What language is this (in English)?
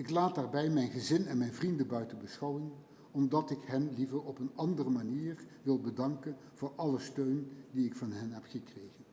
Dutch